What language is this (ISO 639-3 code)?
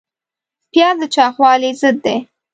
pus